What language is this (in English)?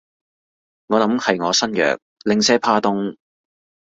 Cantonese